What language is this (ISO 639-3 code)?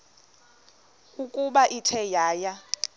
xho